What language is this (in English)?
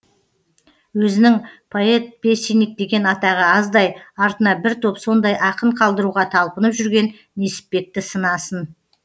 Kazakh